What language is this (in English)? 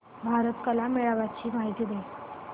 Marathi